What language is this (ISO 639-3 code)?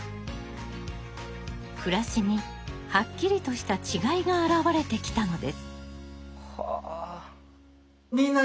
jpn